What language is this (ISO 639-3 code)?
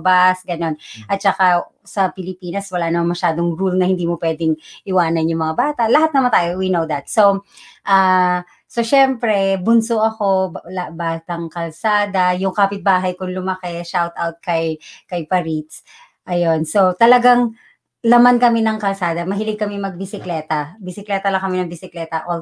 fil